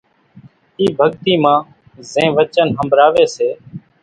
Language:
Kachi Koli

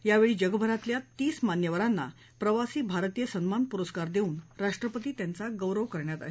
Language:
Marathi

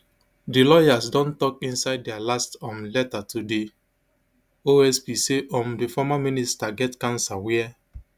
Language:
Nigerian Pidgin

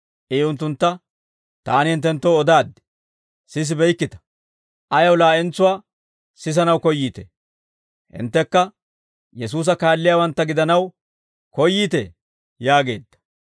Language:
Dawro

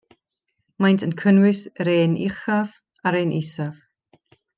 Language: Welsh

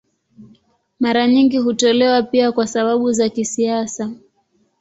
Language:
Swahili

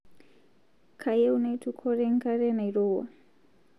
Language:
Masai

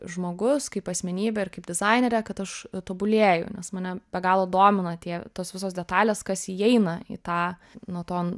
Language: Lithuanian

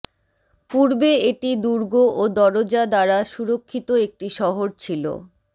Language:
Bangla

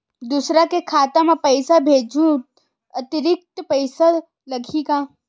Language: Chhattisgarhi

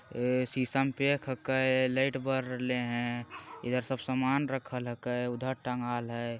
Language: Magahi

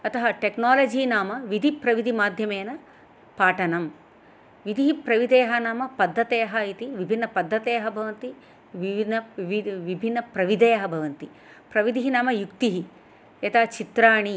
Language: Sanskrit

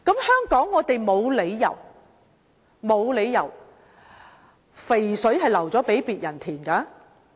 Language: Cantonese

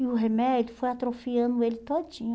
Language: Portuguese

